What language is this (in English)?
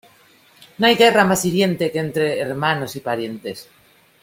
Spanish